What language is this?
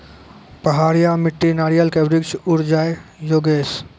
Maithili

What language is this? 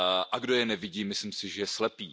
Czech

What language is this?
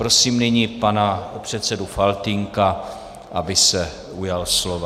Czech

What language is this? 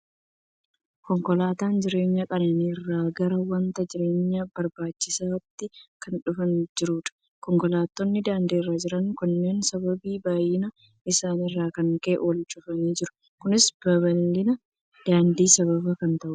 Oromo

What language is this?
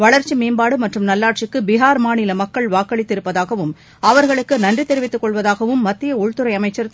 Tamil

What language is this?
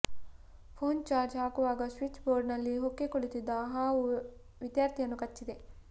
Kannada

